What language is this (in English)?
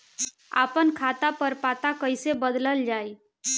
Bhojpuri